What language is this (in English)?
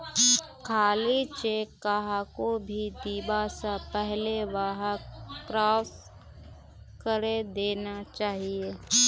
Magahi